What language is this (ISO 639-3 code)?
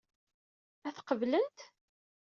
kab